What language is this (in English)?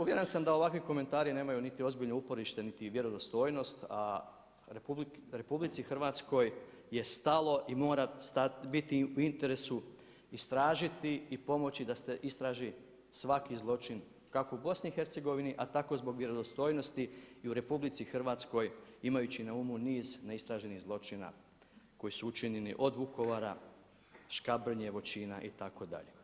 Croatian